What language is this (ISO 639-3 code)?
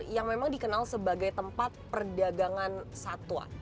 ind